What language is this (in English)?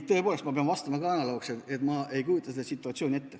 Estonian